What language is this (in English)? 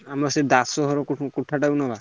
Odia